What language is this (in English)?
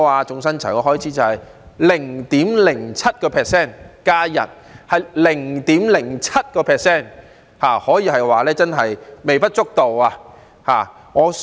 Cantonese